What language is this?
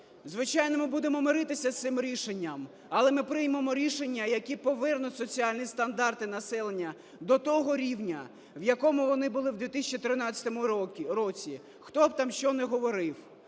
Ukrainian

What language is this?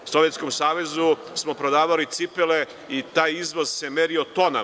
Serbian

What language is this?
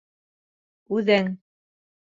Bashkir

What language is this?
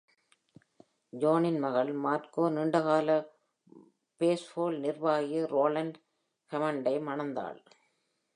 Tamil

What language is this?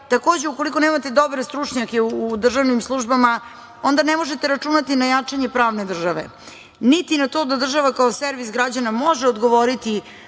Serbian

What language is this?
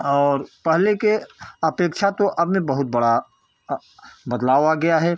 Hindi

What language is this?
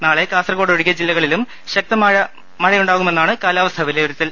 Malayalam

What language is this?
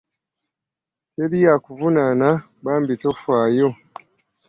Ganda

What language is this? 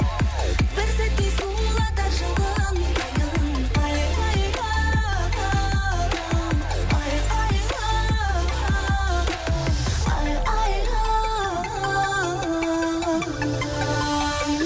Kazakh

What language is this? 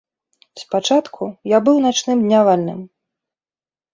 Belarusian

